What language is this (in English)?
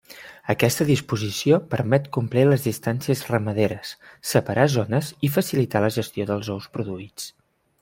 Catalan